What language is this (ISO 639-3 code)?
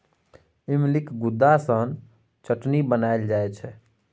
mai